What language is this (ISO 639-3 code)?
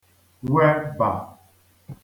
ibo